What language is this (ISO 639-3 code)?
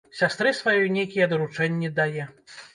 bel